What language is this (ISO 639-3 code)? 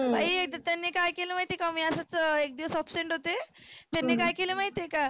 mar